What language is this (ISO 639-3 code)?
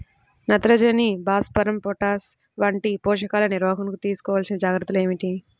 tel